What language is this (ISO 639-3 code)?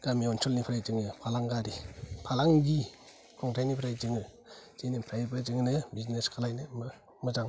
brx